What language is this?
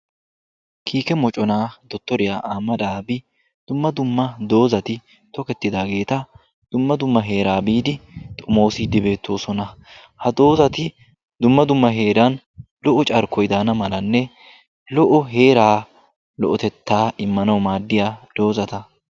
Wolaytta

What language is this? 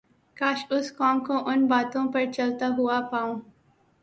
Urdu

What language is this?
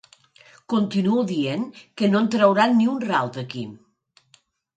Catalan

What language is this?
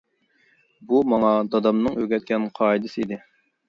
Uyghur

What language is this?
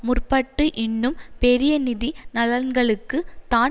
Tamil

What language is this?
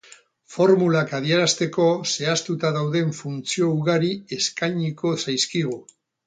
Basque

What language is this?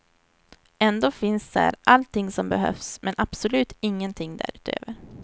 Swedish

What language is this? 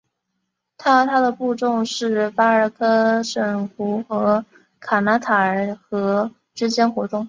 Chinese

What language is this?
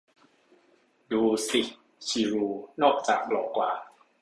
Thai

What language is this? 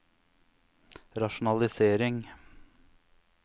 Norwegian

